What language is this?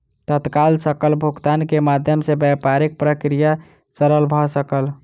Maithili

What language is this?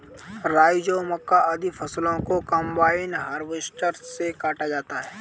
Hindi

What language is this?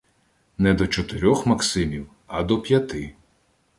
Ukrainian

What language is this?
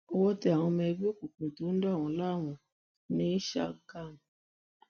Yoruba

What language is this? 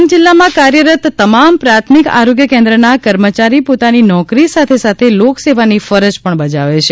Gujarati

